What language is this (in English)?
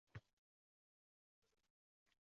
Uzbek